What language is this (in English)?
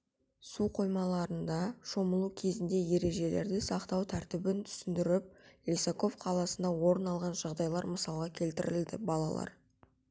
Kazakh